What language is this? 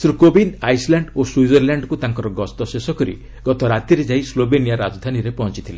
Odia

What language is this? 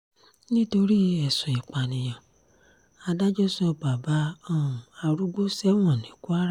Yoruba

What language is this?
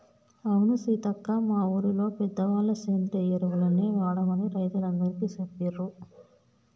Telugu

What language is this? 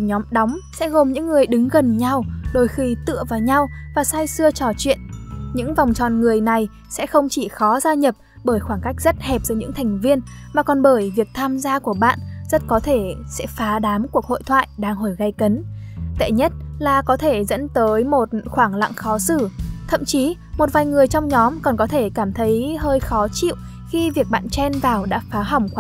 Vietnamese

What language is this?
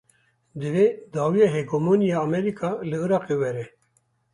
Kurdish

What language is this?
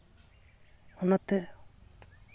Santali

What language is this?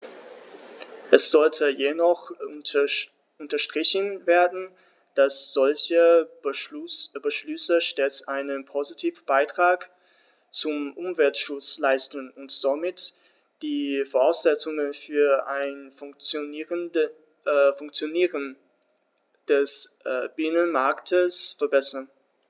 German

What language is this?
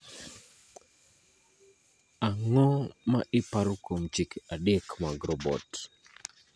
Luo (Kenya and Tanzania)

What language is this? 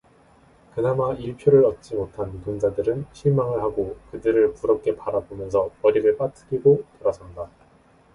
Korean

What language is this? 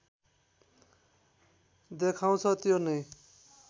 Nepali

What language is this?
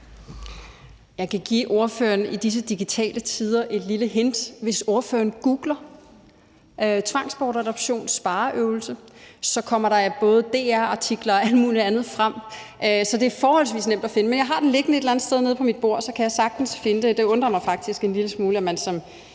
Danish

